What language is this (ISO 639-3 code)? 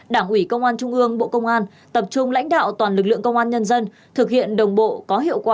vie